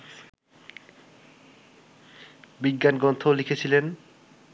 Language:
Bangla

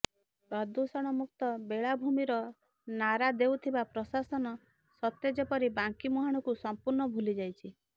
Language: Odia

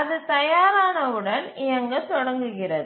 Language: Tamil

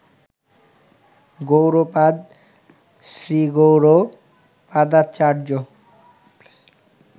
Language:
Bangla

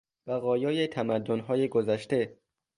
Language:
Persian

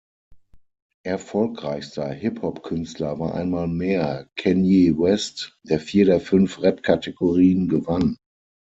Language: German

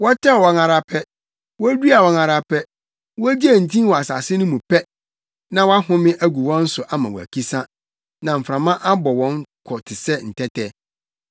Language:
Akan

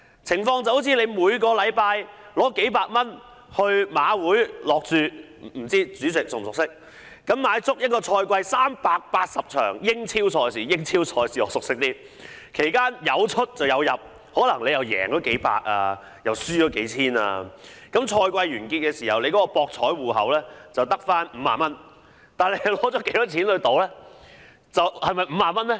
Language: Cantonese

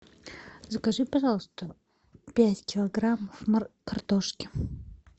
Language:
Russian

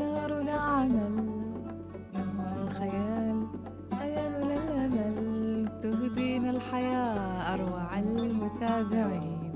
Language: Arabic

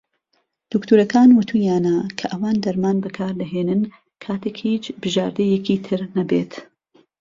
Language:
Central Kurdish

